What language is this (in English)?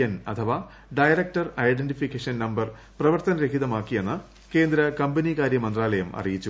Malayalam